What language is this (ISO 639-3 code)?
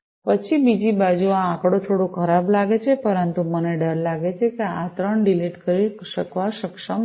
guj